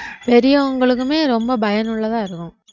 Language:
Tamil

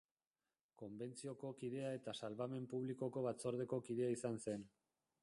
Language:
Basque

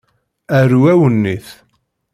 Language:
Kabyle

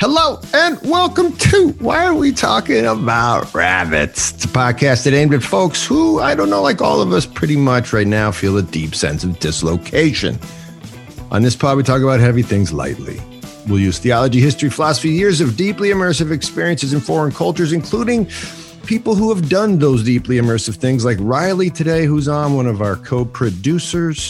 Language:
English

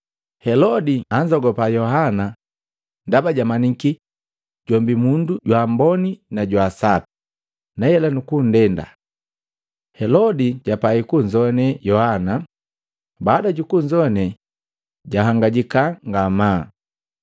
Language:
Matengo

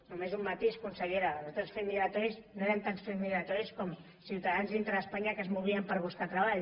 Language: Catalan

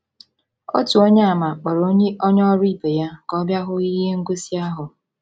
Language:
Igbo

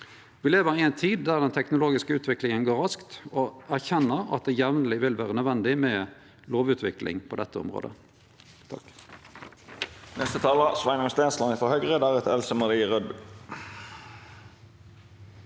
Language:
Norwegian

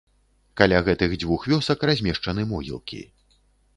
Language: Belarusian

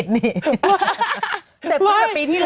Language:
Thai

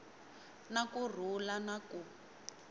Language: Tsonga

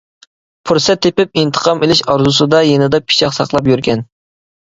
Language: Uyghur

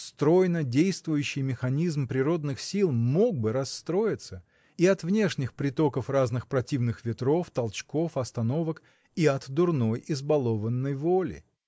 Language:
Russian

